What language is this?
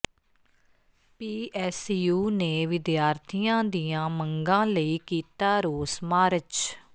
Punjabi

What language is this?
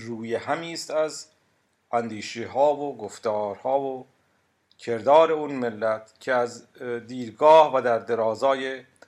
Persian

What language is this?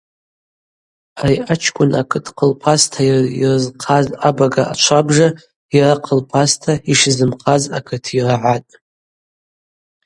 Abaza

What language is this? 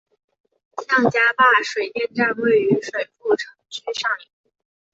Chinese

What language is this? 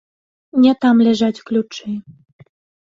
Belarusian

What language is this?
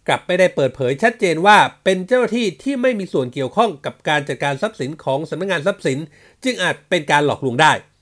Thai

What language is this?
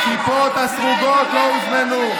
Hebrew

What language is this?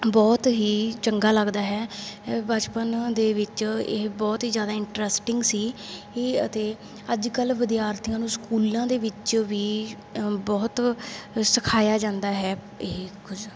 Punjabi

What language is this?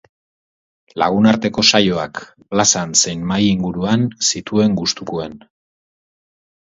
Basque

